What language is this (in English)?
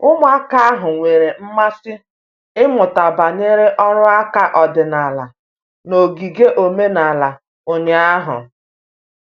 Igbo